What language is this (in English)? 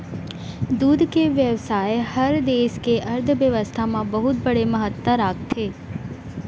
Chhattisgarhi